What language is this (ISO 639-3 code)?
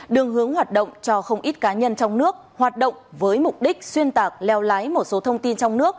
vie